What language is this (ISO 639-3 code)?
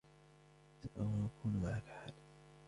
ara